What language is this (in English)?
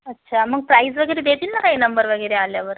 Marathi